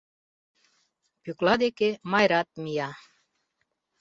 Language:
Mari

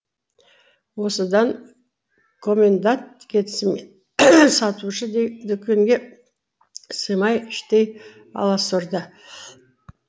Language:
Kazakh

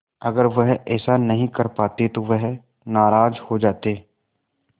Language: Hindi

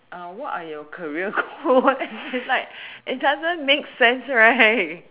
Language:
English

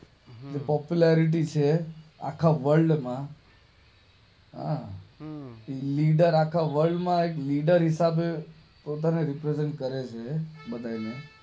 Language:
Gujarati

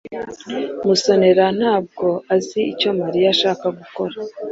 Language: Kinyarwanda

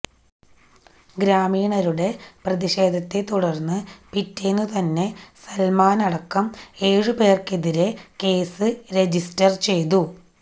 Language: Malayalam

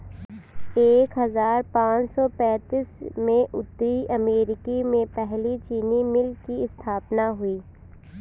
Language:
Hindi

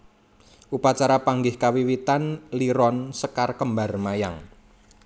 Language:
Javanese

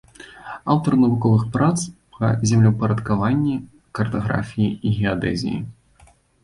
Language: Belarusian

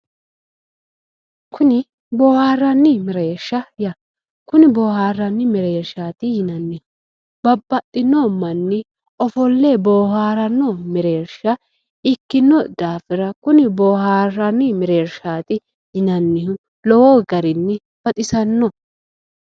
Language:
Sidamo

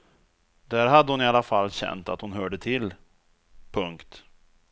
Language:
Swedish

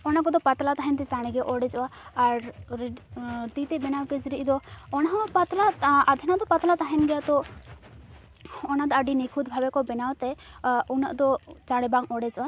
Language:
Santali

